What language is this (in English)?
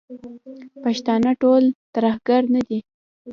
Pashto